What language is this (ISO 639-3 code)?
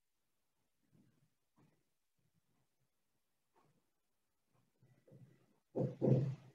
por